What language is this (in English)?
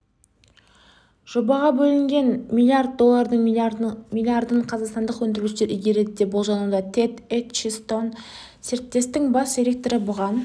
Kazakh